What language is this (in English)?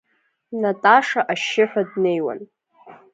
Abkhazian